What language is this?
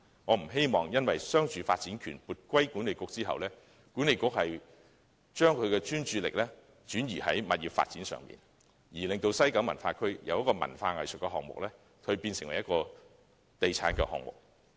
Cantonese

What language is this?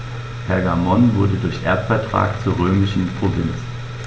German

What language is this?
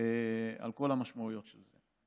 Hebrew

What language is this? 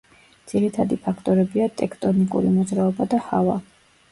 Georgian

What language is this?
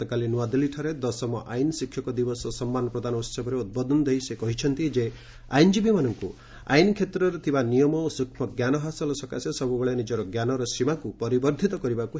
Odia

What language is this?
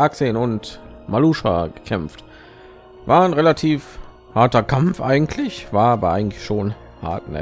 German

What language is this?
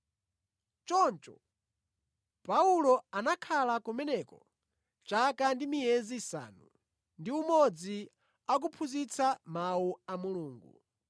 Nyanja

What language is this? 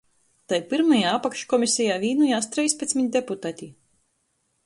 Latgalian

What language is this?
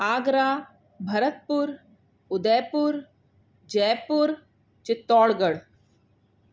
Sindhi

